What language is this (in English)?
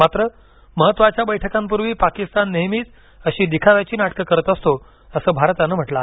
Marathi